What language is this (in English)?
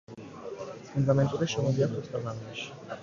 Georgian